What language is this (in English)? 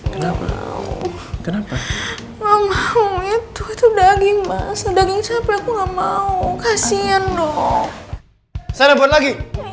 Indonesian